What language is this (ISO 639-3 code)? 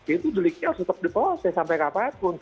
ind